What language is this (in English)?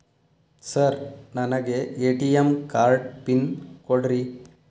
Kannada